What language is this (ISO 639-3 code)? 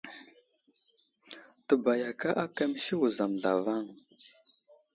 udl